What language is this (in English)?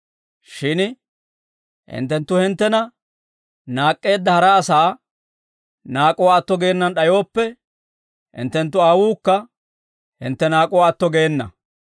Dawro